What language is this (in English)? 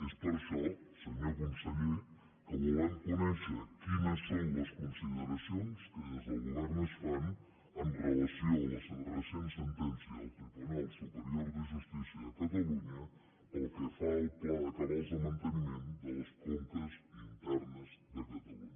Catalan